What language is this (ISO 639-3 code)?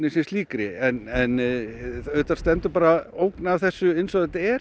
isl